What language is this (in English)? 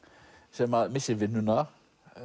Icelandic